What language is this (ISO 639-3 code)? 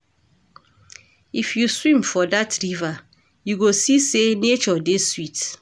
pcm